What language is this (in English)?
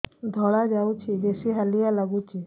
Odia